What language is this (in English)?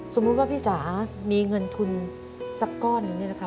Thai